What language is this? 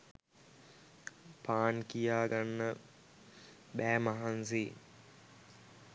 Sinhala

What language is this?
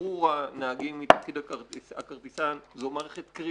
Hebrew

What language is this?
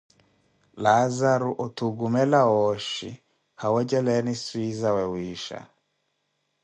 Koti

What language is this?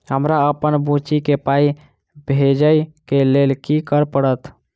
Maithili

